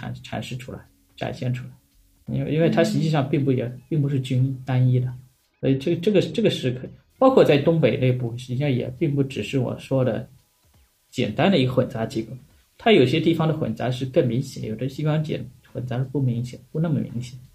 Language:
Chinese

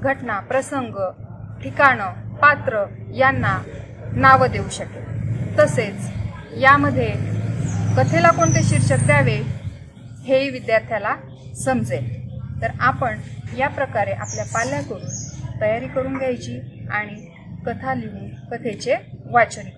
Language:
Indonesian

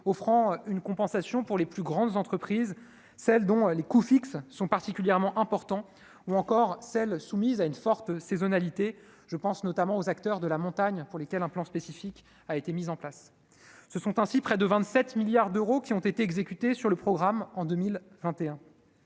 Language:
French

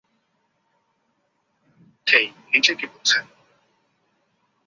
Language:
Bangla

